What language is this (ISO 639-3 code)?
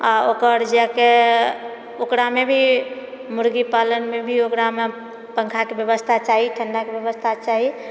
mai